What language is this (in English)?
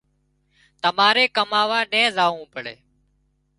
Wadiyara Koli